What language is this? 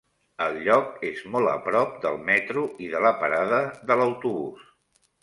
Catalan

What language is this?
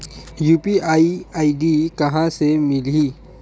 Chhattisgarhi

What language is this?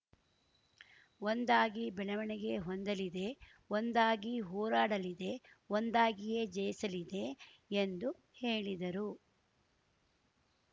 Kannada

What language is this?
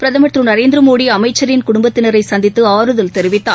Tamil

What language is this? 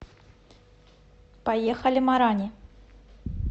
Russian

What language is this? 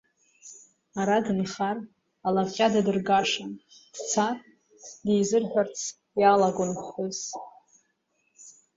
Abkhazian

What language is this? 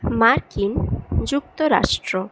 Bangla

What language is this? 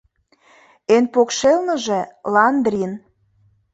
Mari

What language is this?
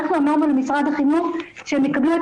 Hebrew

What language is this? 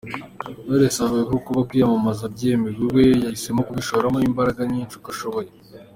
Kinyarwanda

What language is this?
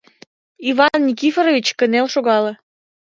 Mari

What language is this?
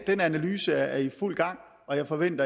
Danish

